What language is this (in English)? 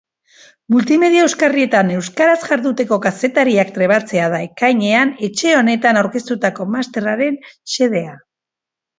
Basque